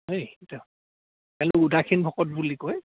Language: Assamese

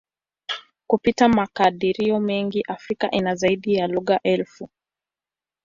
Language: Swahili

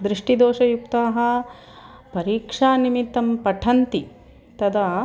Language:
Sanskrit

